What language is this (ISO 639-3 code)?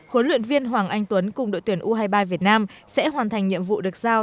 vie